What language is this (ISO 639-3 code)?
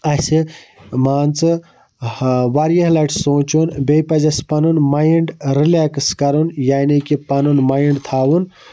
kas